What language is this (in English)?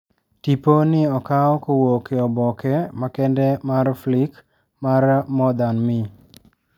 Luo (Kenya and Tanzania)